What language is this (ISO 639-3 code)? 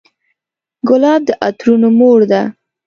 pus